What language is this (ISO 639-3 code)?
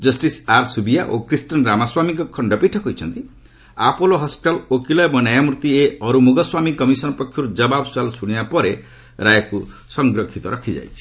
ori